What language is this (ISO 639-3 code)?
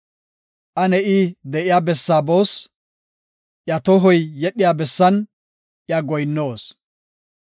gof